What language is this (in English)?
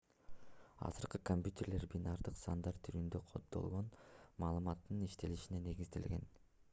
Kyrgyz